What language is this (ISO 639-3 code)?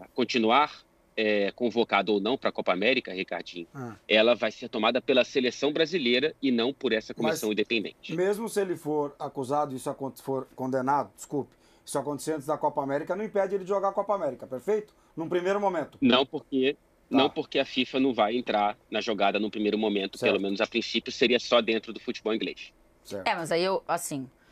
por